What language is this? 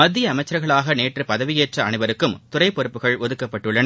Tamil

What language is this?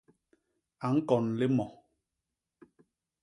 Basaa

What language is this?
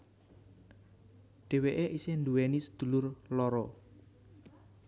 Javanese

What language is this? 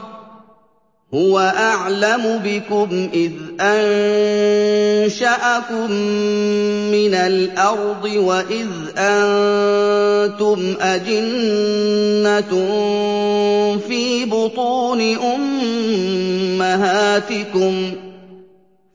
Arabic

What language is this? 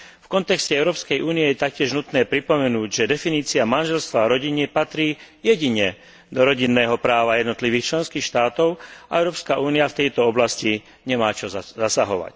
Slovak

